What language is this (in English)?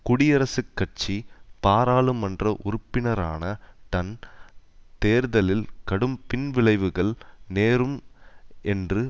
Tamil